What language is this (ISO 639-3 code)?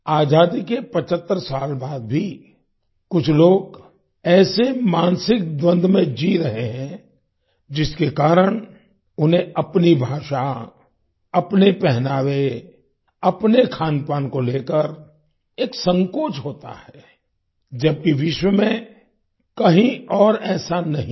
hin